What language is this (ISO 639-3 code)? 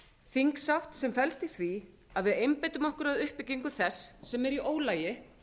isl